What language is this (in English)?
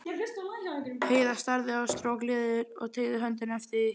Icelandic